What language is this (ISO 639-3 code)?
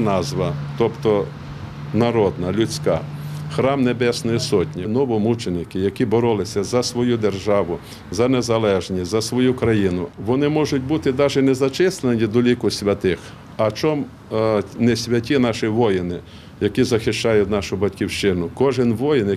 ukr